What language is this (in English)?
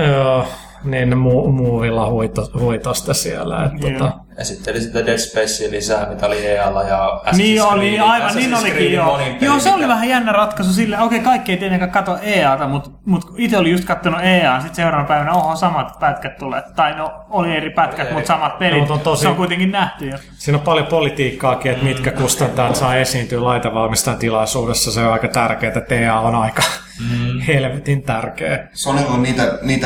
Finnish